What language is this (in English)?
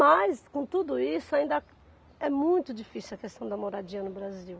Portuguese